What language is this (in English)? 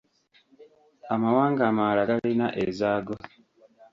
Ganda